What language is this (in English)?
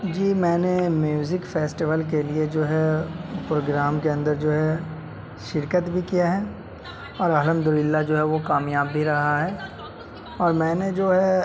Urdu